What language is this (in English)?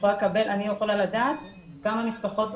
Hebrew